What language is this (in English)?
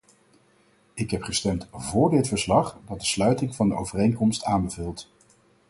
Dutch